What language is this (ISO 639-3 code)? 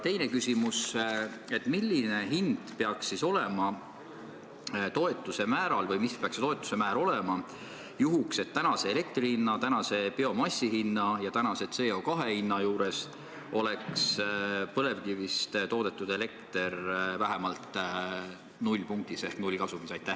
est